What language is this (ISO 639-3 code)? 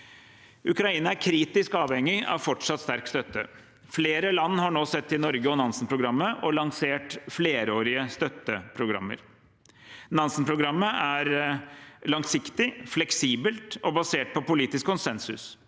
nor